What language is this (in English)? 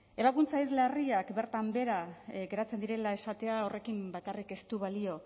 Basque